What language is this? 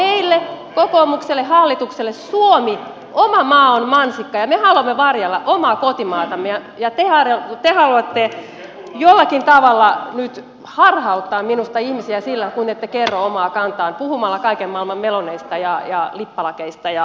Finnish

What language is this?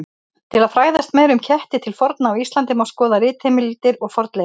Icelandic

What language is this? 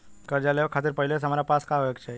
Bhojpuri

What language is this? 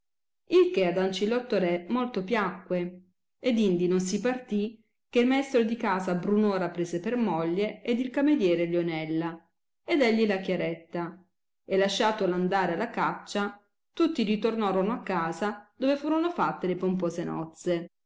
Italian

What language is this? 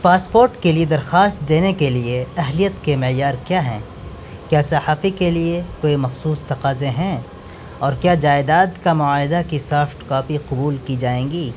Urdu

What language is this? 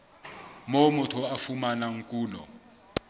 Southern Sotho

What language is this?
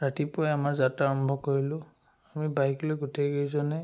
Assamese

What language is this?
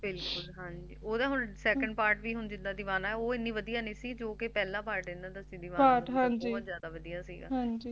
Punjabi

